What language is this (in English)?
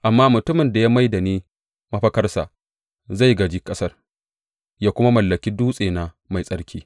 Hausa